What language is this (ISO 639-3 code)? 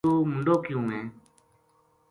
gju